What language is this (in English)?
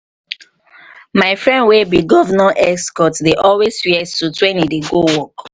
Nigerian Pidgin